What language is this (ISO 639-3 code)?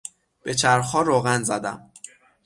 fas